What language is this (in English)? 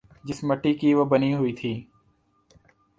Urdu